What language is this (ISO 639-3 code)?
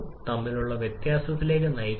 mal